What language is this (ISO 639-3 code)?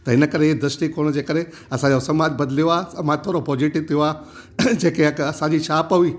snd